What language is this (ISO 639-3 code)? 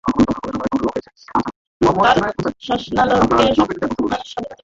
ben